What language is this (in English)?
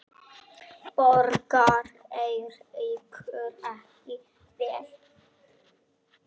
Icelandic